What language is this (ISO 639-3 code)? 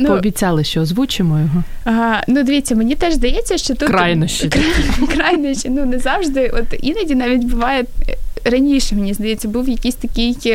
ukr